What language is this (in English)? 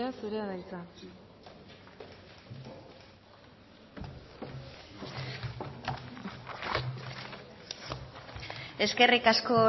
Basque